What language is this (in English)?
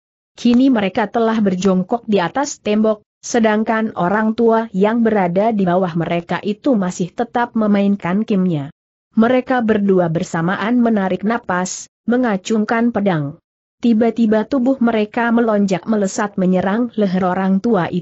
Indonesian